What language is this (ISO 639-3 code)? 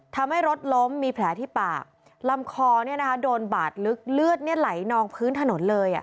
tha